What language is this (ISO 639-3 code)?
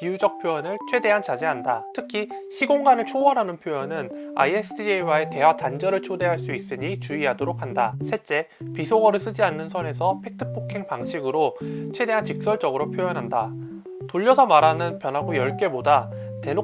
kor